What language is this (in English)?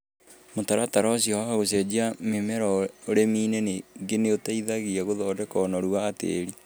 Kikuyu